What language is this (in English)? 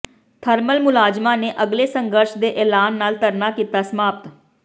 Punjabi